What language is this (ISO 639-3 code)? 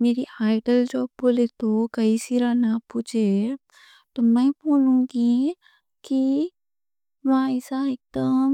dcc